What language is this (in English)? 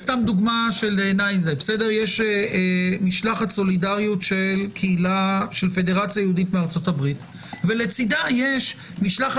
Hebrew